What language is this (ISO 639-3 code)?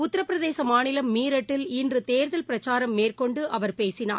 tam